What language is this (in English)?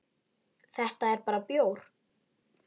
Icelandic